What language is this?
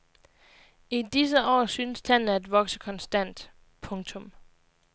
Danish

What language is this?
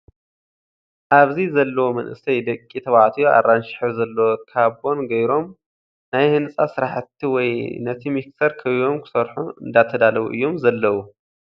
Tigrinya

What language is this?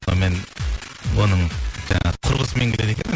Kazakh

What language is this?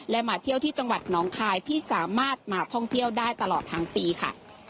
Thai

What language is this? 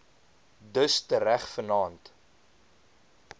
Afrikaans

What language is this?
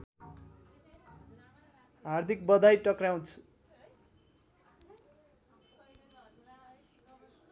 Nepali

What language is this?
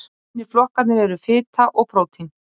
Icelandic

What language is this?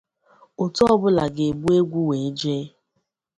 Igbo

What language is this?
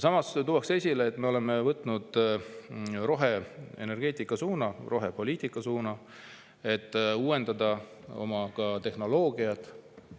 Estonian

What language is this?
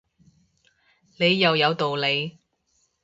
Cantonese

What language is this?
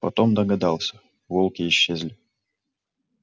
Russian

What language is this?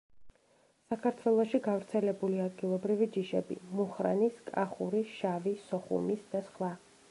Georgian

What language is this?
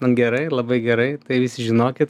Lithuanian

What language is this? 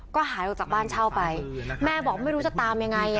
Thai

